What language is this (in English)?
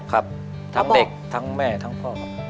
Thai